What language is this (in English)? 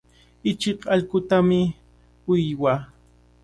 Cajatambo North Lima Quechua